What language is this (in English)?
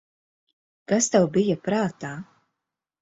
Latvian